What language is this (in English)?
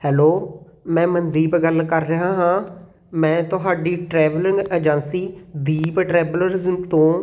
Punjabi